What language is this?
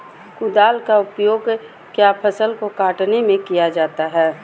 Magahi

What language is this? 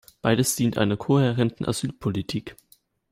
German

